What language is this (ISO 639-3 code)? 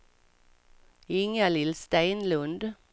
swe